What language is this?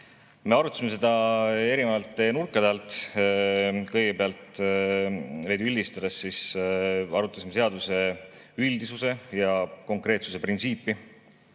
Estonian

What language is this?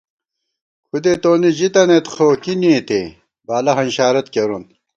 Gawar-Bati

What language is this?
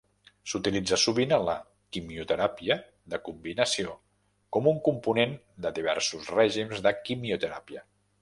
Catalan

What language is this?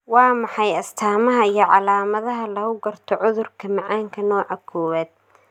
Somali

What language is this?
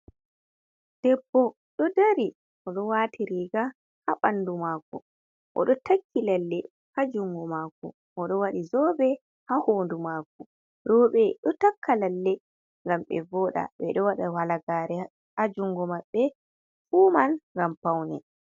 Fula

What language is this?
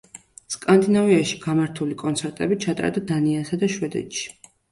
Georgian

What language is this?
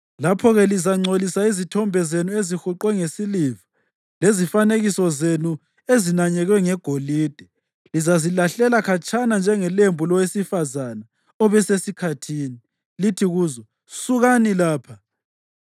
North Ndebele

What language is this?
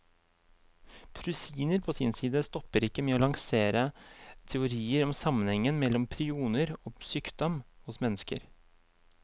Norwegian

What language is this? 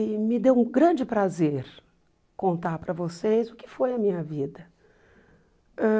Portuguese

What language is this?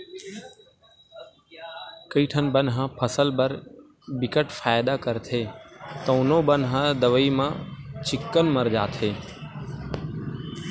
Chhattisgarhi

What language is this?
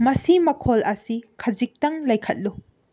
Manipuri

